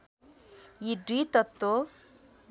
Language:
Nepali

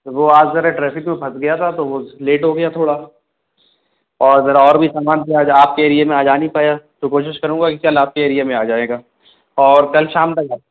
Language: Urdu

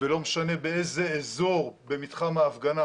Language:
Hebrew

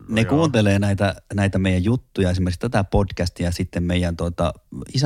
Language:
Finnish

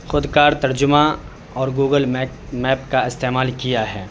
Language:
Urdu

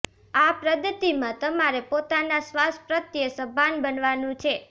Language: Gujarati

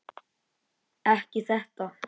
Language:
Icelandic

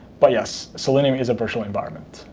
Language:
English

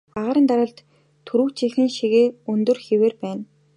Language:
Mongolian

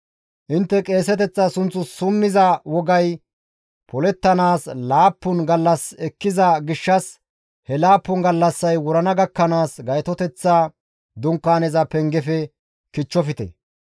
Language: Gamo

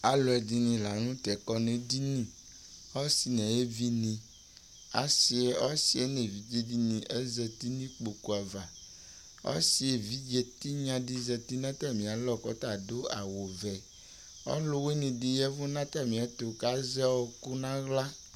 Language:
Ikposo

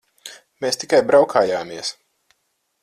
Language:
Latvian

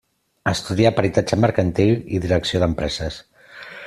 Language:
Catalan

